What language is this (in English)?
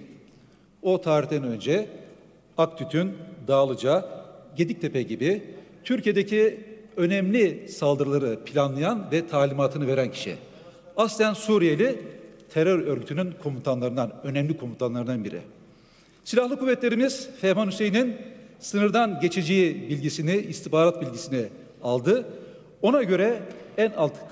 Turkish